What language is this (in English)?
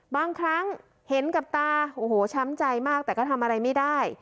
Thai